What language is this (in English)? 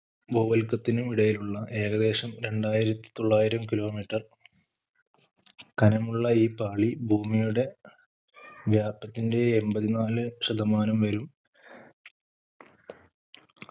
Malayalam